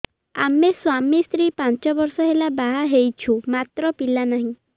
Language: Odia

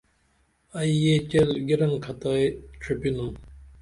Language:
Dameli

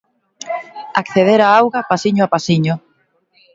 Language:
Galician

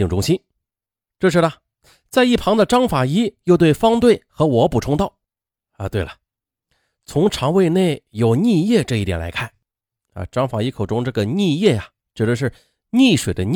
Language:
Chinese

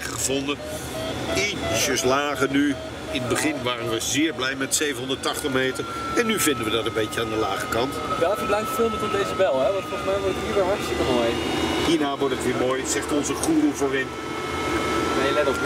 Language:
Dutch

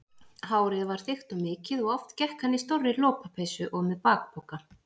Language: Icelandic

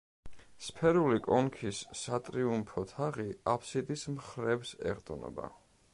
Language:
Georgian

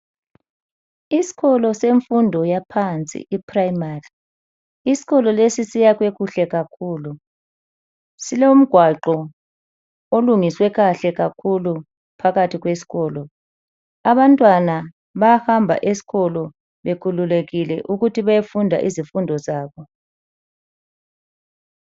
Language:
North Ndebele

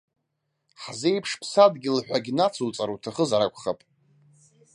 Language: Abkhazian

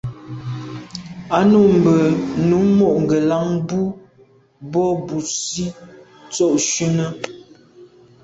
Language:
Medumba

